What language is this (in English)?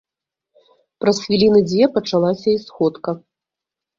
Belarusian